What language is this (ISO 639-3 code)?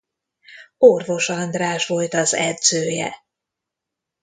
hun